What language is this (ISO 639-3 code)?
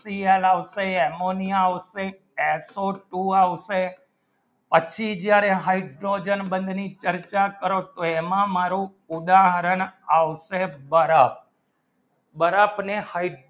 guj